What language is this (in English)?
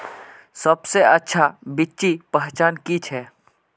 Magahi